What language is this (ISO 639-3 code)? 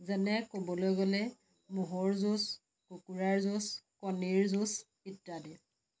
asm